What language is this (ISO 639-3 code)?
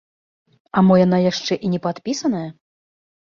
bel